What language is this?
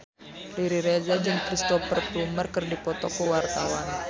Sundanese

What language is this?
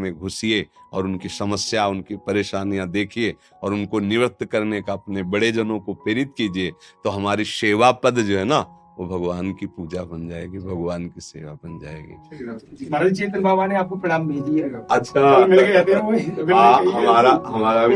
Hindi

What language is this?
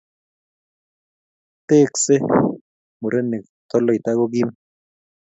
Kalenjin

